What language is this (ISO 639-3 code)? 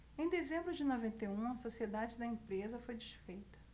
por